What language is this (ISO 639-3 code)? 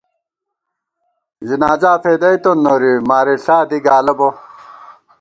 gwt